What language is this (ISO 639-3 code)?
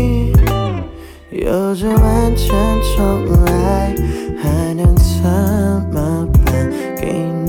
zho